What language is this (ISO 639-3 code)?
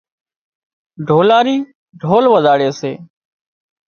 kxp